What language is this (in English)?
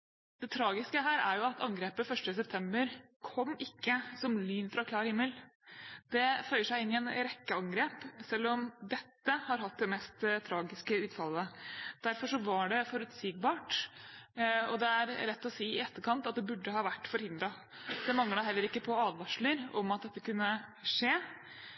Norwegian Bokmål